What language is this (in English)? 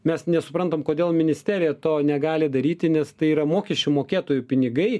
Lithuanian